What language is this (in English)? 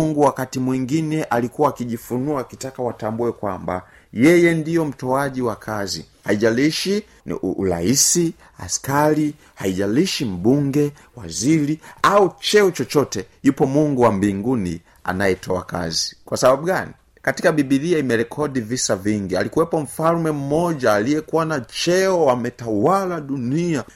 Swahili